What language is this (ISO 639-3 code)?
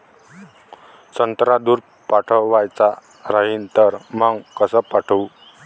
mar